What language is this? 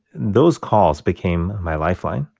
English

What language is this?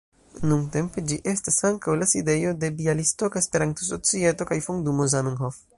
Esperanto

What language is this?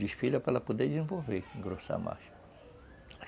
Portuguese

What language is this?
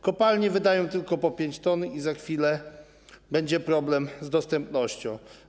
Polish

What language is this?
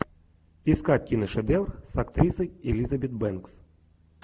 Russian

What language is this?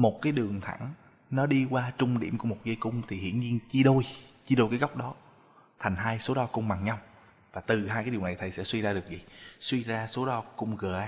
Vietnamese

